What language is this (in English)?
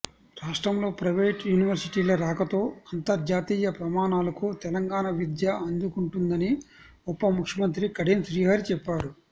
Telugu